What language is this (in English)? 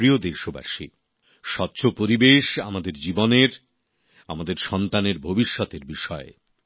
Bangla